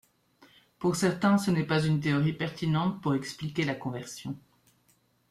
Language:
French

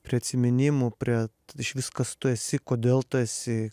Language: Lithuanian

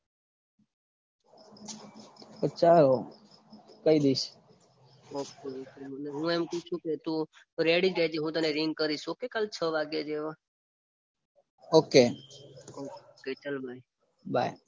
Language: Gujarati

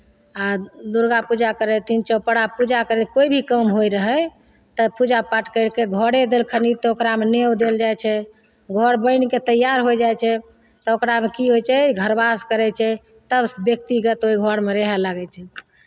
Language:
Maithili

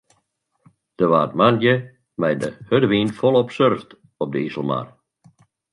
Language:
Western Frisian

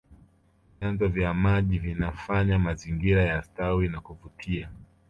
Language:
Swahili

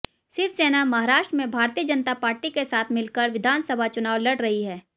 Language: Hindi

